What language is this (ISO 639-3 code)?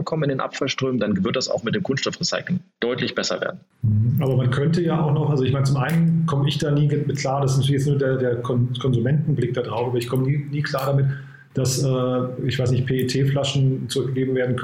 deu